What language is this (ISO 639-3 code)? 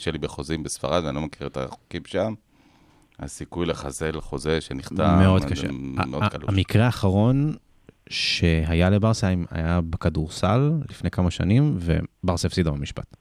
heb